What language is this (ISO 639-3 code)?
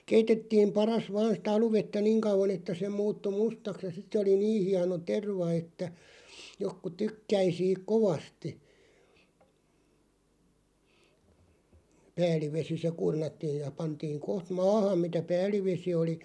fin